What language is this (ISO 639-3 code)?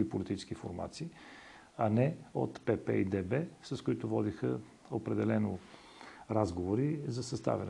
bul